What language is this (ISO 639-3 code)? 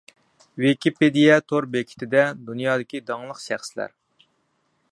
uig